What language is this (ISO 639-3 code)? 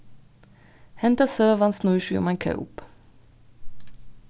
fao